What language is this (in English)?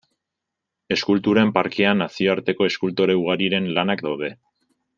Basque